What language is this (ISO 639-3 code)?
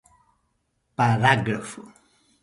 por